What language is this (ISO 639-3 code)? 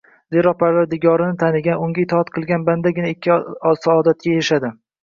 uzb